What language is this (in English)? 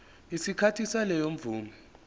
Zulu